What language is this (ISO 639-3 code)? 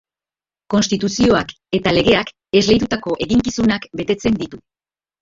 eus